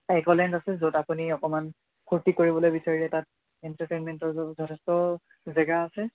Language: Assamese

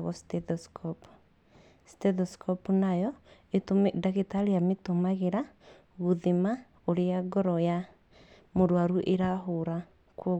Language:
Kikuyu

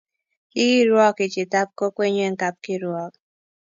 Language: Kalenjin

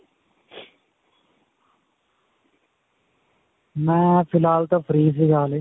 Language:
Punjabi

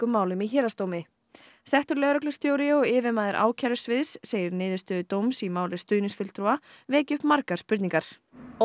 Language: Icelandic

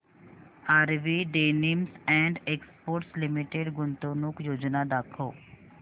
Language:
Marathi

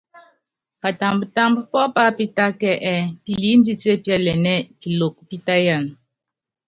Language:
Yangben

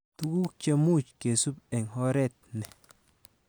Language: Kalenjin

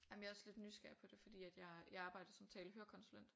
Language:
Danish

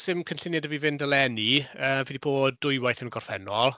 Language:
Welsh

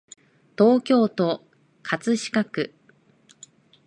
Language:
Japanese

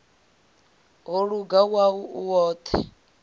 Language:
Venda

